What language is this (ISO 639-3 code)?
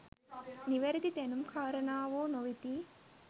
sin